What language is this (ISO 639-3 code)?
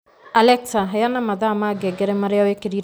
kik